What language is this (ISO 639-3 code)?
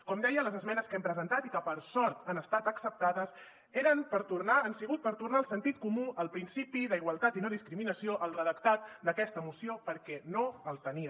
cat